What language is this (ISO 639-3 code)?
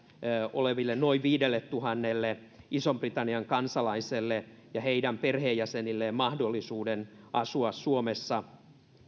fin